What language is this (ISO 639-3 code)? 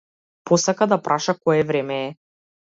mkd